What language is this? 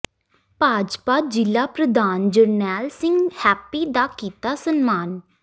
Punjabi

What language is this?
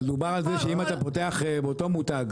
Hebrew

